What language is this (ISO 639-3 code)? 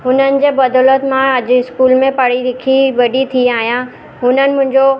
snd